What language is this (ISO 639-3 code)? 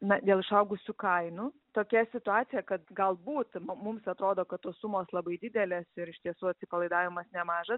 lit